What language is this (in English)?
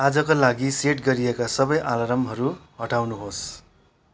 Nepali